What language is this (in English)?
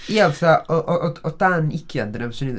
Welsh